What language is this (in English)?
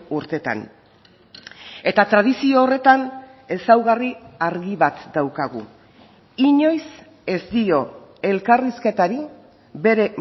Basque